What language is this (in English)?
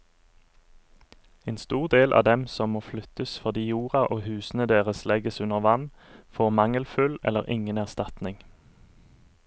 Norwegian